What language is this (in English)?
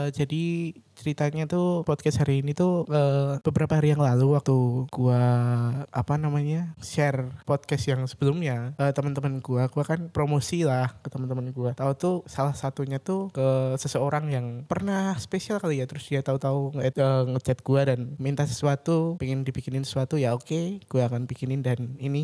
Indonesian